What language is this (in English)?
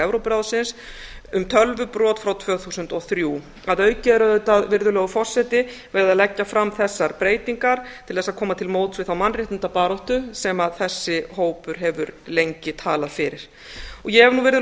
Icelandic